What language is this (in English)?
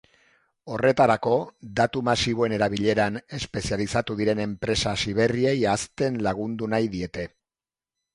Basque